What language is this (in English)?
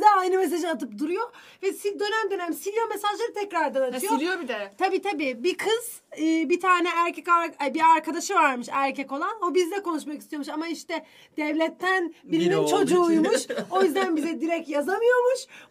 Turkish